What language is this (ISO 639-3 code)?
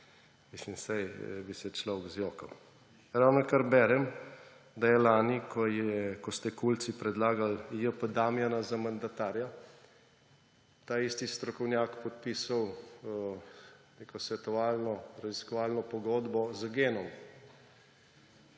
slv